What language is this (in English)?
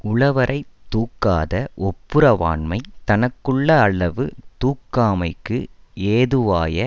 Tamil